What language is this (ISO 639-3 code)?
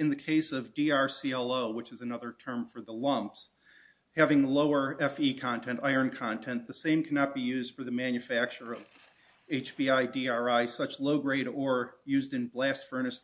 eng